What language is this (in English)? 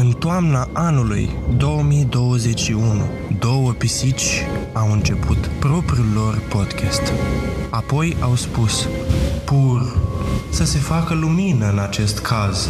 Romanian